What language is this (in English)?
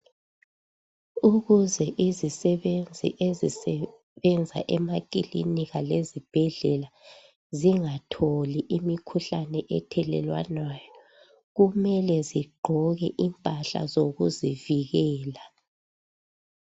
North Ndebele